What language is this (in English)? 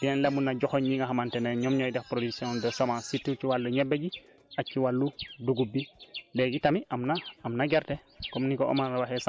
Wolof